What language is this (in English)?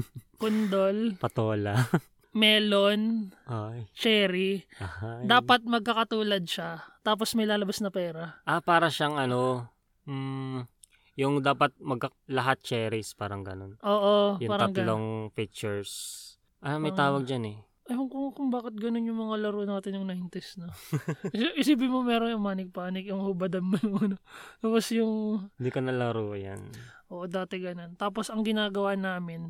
Filipino